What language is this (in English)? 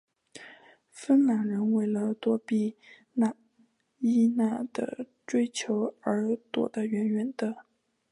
Chinese